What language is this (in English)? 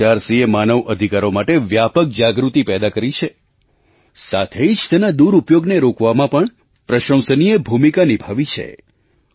Gujarati